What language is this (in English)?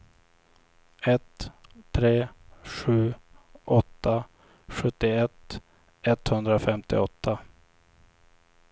Swedish